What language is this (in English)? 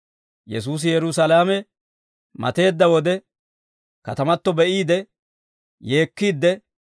Dawro